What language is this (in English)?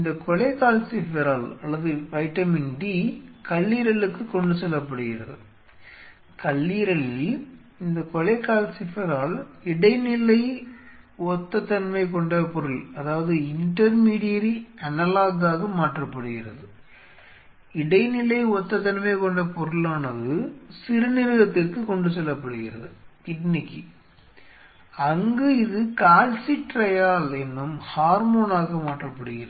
Tamil